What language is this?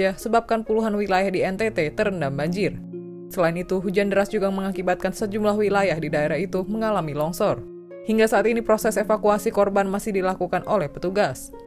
Indonesian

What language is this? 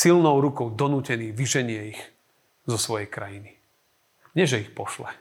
Slovak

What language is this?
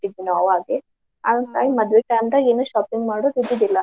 Kannada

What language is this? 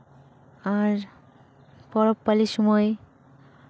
Santali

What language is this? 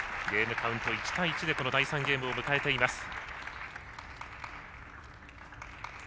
Japanese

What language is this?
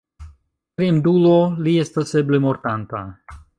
Esperanto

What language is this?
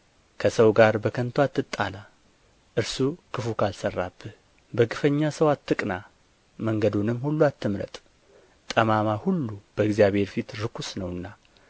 Amharic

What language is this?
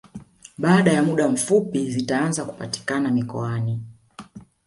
Swahili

